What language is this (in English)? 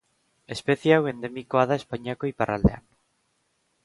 Basque